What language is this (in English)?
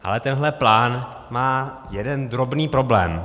Czech